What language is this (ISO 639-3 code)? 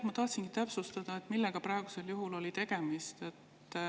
est